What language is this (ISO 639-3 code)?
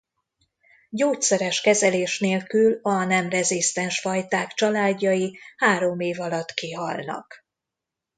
hun